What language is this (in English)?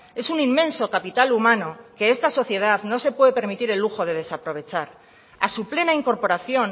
Spanish